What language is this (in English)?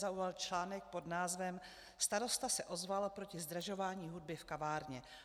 Czech